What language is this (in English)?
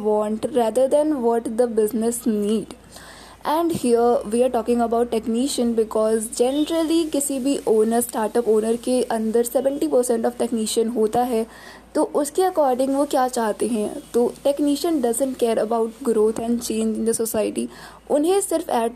Hindi